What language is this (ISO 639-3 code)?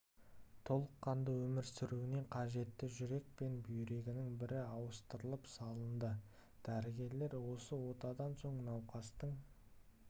kaz